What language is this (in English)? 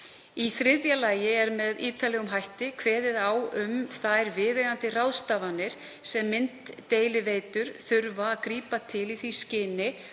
Icelandic